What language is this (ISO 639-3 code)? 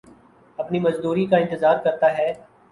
urd